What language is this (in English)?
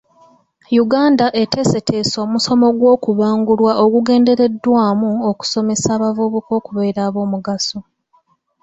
Ganda